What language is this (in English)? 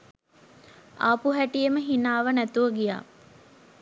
Sinhala